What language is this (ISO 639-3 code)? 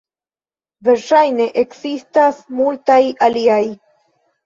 epo